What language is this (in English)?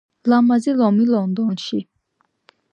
Georgian